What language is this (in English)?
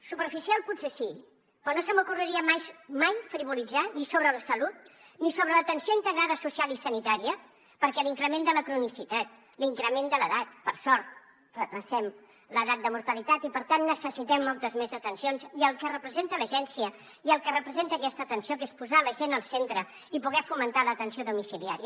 Catalan